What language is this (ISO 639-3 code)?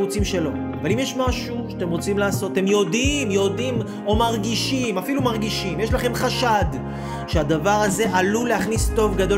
heb